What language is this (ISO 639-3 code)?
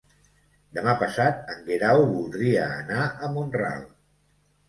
cat